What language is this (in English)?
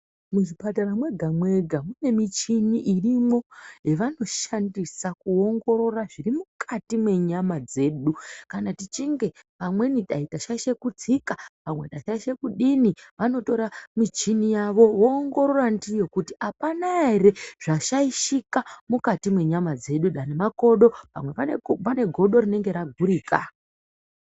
Ndau